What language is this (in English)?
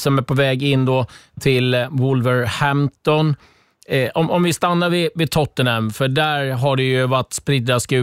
Swedish